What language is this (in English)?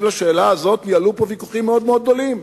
Hebrew